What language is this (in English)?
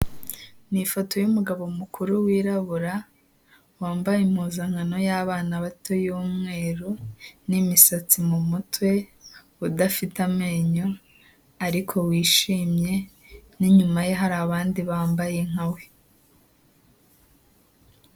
Kinyarwanda